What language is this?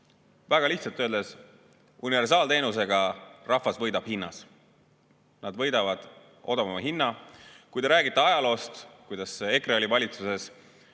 Estonian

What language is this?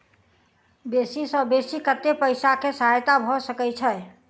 Maithili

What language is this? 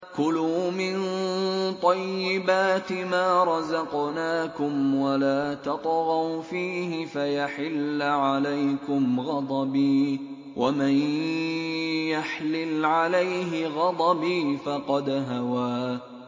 Arabic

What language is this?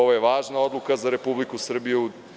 Serbian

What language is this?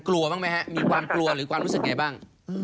Thai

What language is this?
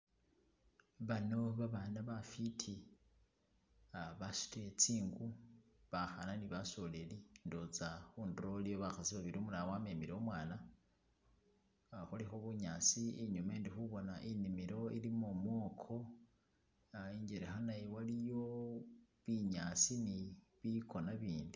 Masaaba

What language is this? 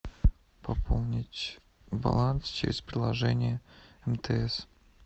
Russian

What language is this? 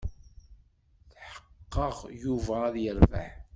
Kabyle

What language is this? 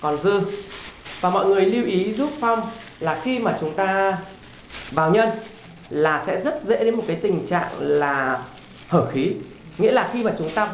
Vietnamese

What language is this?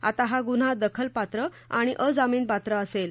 Marathi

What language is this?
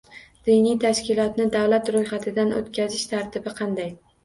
Uzbek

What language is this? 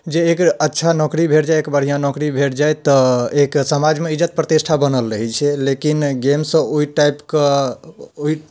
Maithili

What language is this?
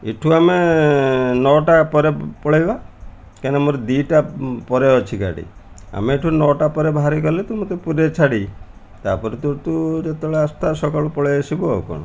Odia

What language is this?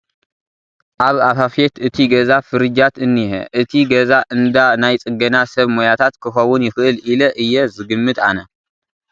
Tigrinya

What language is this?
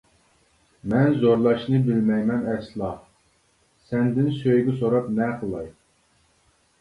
Uyghur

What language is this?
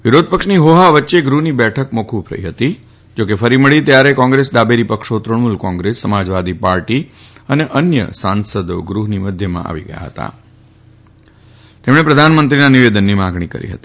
Gujarati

